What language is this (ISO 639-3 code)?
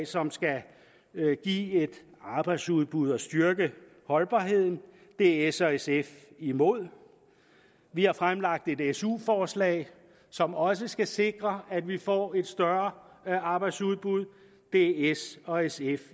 dan